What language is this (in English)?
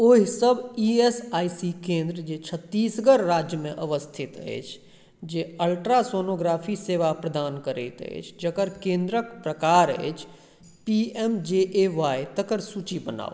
Maithili